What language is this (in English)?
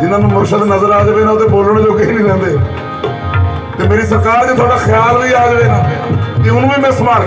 Arabic